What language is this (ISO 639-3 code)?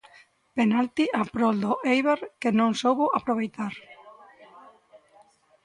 glg